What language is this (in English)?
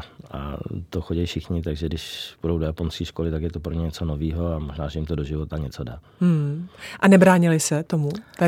Czech